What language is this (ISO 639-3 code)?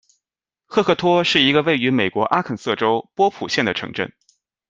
zho